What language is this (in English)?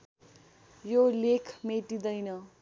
Nepali